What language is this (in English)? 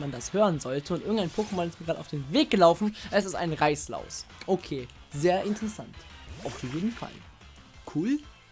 German